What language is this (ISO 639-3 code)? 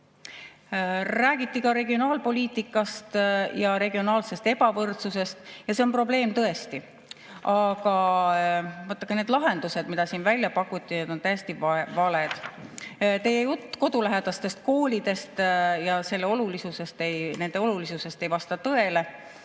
est